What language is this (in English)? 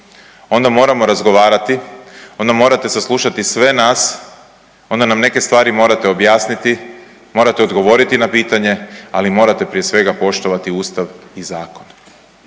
Croatian